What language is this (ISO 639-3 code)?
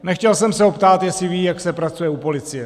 ces